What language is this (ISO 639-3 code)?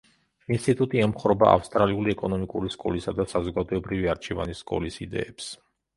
kat